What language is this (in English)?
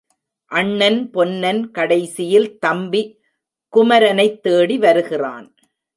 Tamil